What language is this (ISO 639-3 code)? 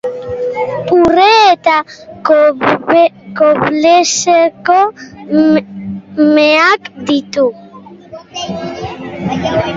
eus